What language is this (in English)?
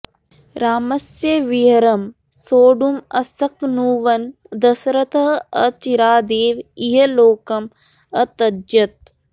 Sanskrit